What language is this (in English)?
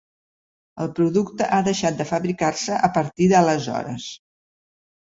Catalan